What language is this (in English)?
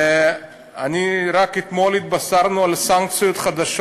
Hebrew